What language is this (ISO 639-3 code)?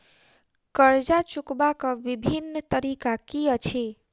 mai